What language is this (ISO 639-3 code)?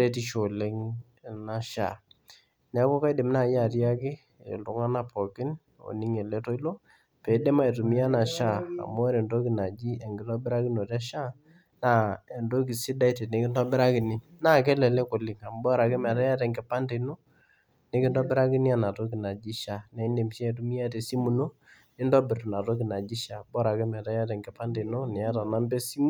mas